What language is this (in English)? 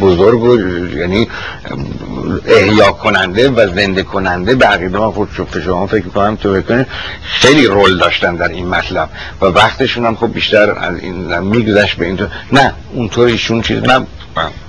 Persian